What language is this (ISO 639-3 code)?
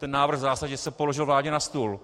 ces